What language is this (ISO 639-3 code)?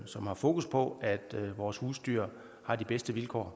dan